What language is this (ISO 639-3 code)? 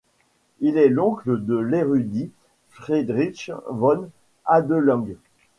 fra